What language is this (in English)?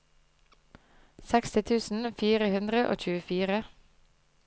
Norwegian